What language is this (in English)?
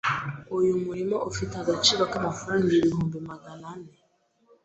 Kinyarwanda